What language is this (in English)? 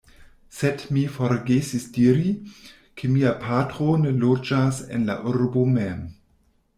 Esperanto